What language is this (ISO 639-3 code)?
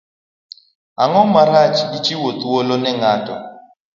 luo